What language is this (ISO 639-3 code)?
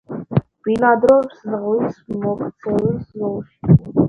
kat